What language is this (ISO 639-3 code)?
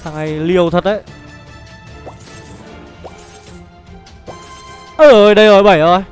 vie